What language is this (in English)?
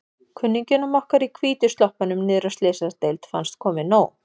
Icelandic